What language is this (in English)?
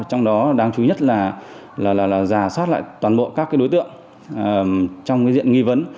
Vietnamese